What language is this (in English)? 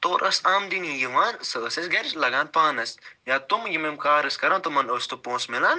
Kashmiri